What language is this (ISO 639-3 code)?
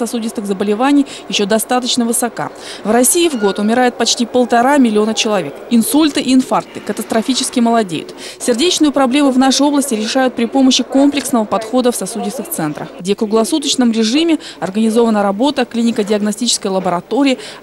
rus